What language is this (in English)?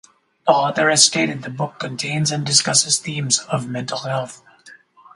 English